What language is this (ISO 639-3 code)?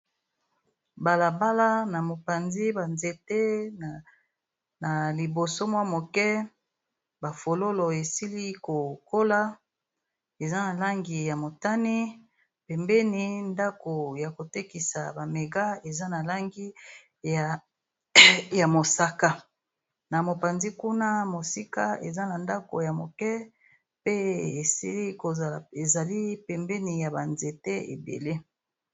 lin